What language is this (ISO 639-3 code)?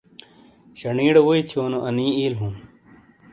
scl